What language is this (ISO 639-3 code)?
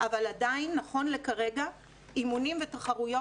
heb